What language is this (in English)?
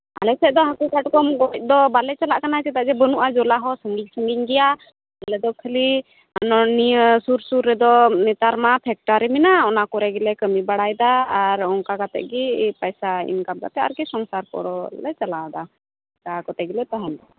Santali